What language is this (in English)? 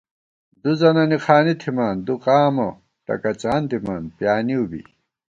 Gawar-Bati